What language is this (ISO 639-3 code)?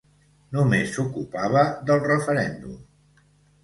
cat